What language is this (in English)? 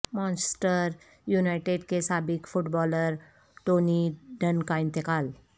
Urdu